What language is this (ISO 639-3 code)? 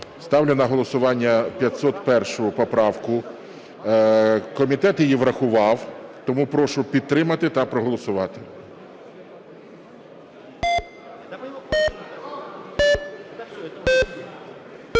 ukr